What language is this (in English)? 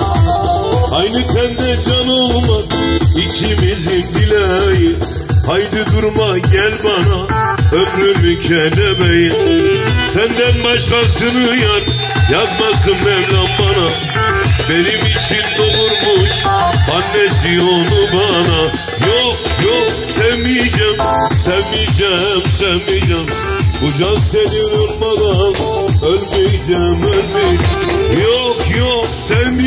Turkish